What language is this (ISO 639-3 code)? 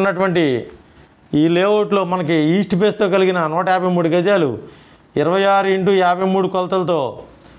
tel